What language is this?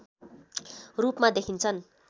Nepali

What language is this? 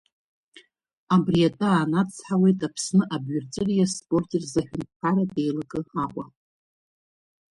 Abkhazian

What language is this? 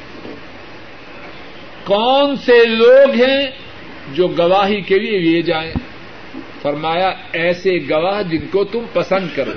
Urdu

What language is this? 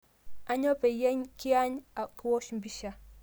Masai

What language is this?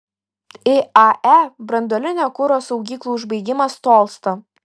Lithuanian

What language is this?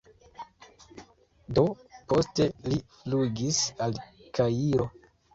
Esperanto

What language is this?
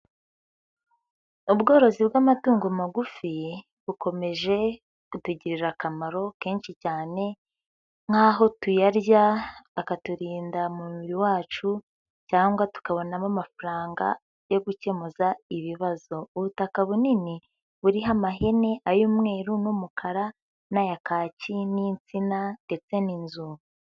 Kinyarwanda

